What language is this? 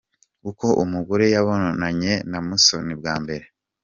Kinyarwanda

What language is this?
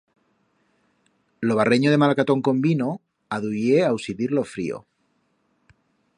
Aragonese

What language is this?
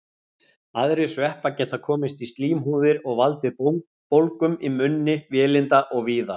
Icelandic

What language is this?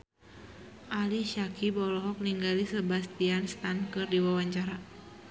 Sundanese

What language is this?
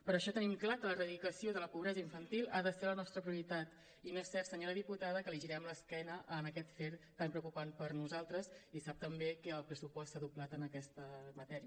Catalan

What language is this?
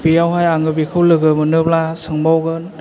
Bodo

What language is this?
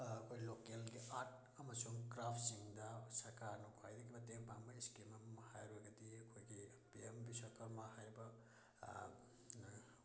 Manipuri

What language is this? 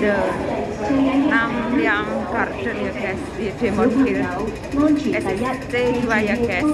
Indonesian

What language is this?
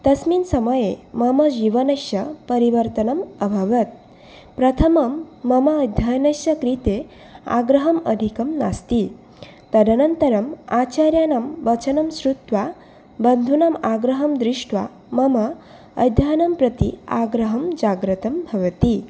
Sanskrit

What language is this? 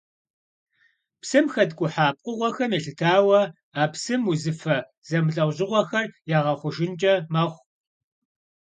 Kabardian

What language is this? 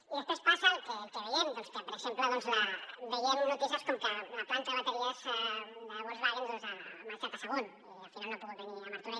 Catalan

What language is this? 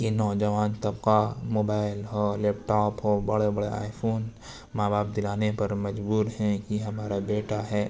Urdu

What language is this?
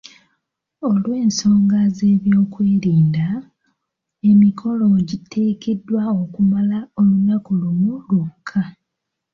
Ganda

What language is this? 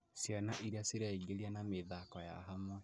Kikuyu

